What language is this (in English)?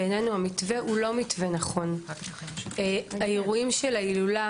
Hebrew